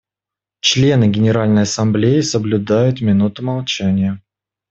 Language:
Russian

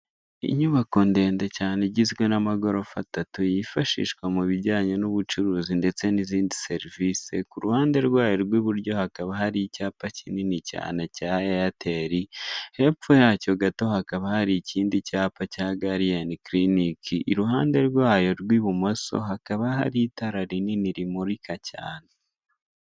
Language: Kinyarwanda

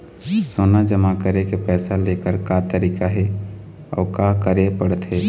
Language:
Chhattisgarhi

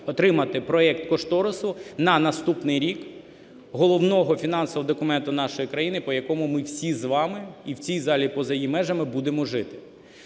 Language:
Ukrainian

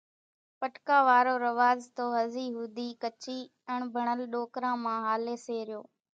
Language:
Kachi Koli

